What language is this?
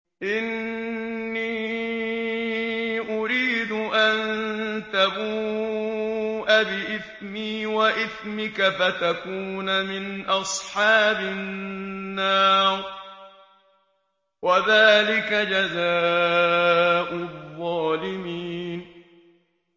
Arabic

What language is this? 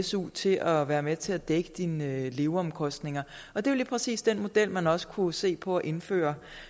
Danish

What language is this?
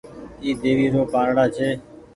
Goaria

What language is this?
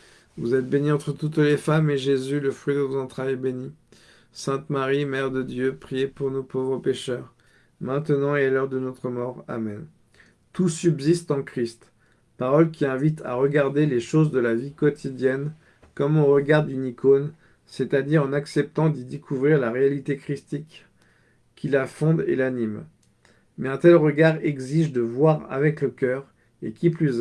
French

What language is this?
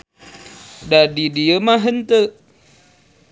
Sundanese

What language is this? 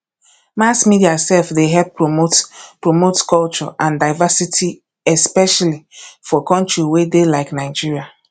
Nigerian Pidgin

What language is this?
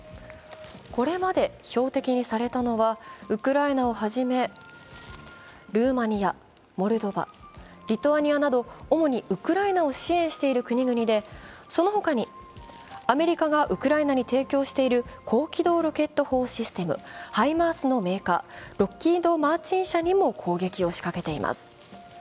Japanese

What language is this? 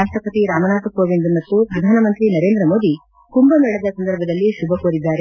Kannada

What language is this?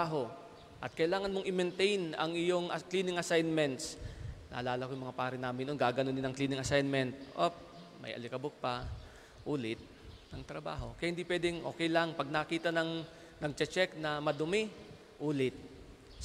Filipino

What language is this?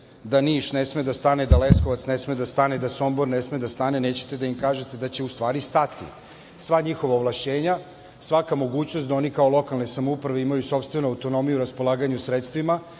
Serbian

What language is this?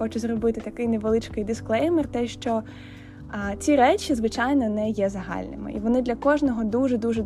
Ukrainian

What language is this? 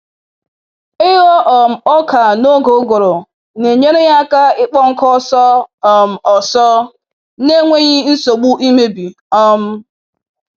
Igbo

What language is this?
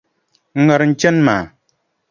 Dagbani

